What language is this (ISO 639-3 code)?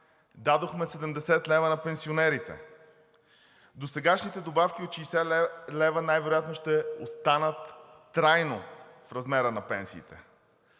bul